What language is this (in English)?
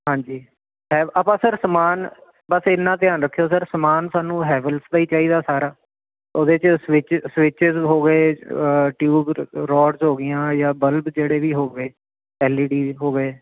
Punjabi